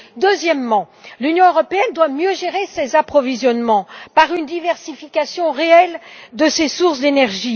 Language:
French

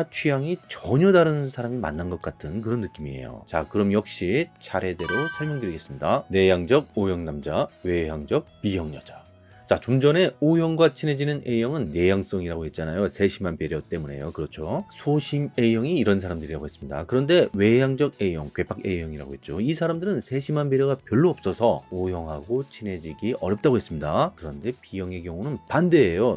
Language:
Korean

